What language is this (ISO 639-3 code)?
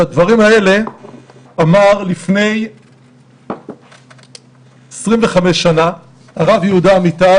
heb